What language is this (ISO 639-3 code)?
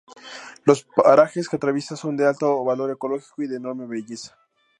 spa